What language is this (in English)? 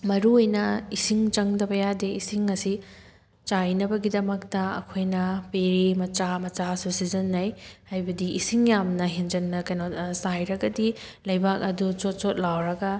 Manipuri